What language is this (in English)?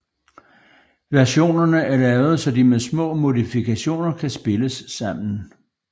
Danish